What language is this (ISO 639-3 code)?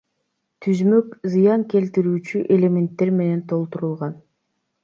kir